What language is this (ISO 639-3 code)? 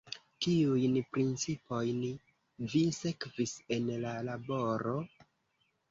epo